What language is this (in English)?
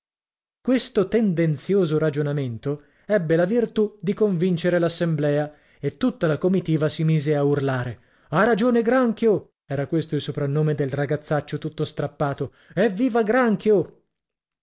Italian